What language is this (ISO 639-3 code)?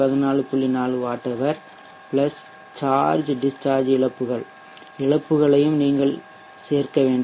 tam